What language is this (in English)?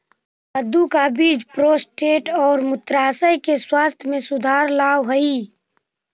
Magahi